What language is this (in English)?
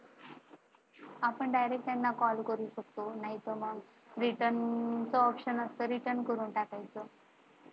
Marathi